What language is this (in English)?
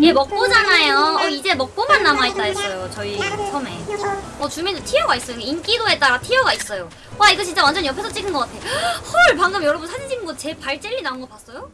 Korean